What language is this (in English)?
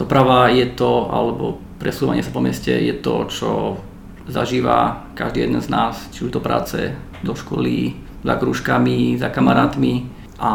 Slovak